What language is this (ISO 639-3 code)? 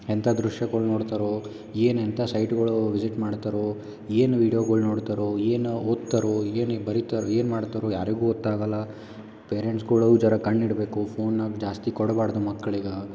kan